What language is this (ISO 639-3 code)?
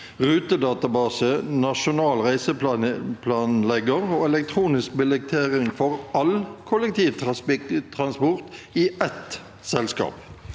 nor